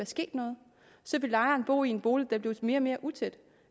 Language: Danish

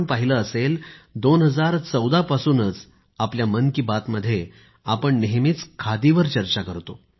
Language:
Marathi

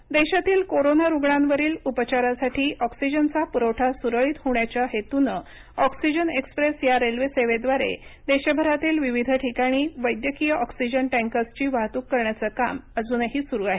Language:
Marathi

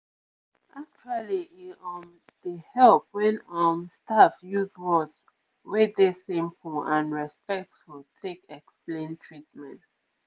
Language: Nigerian Pidgin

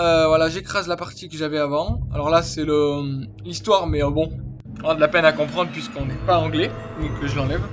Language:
French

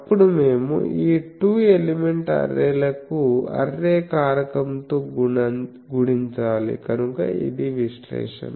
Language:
Telugu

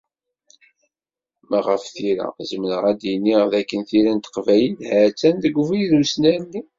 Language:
Kabyle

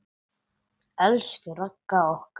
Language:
Icelandic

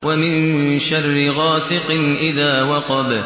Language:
Arabic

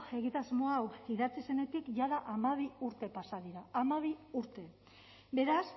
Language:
Basque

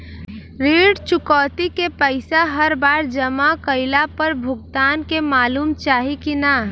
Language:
Bhojpuri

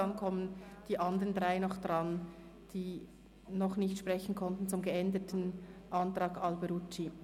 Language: Swiss German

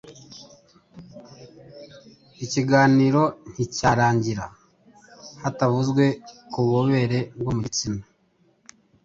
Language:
Kinyarwanda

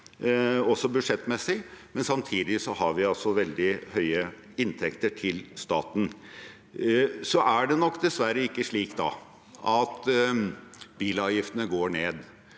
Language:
Norwegian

